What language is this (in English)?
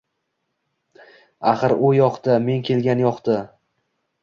Uzbek